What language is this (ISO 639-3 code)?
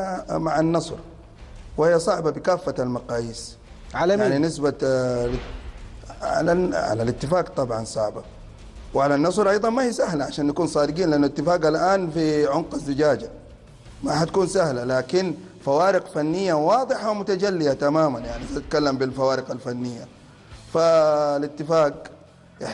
ara